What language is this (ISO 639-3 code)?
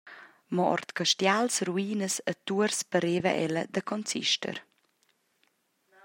roh